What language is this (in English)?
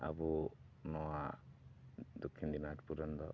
Santali